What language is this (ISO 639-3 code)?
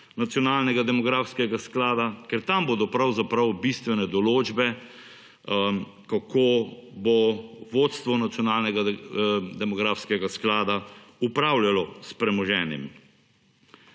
slv